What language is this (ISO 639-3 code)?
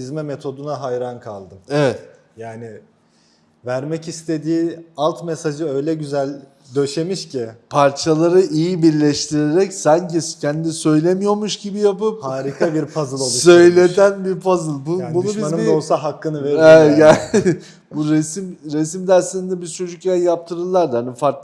tur